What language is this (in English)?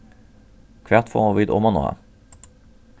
Faroese